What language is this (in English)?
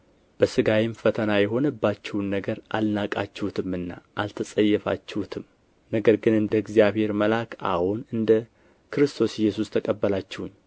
Amharic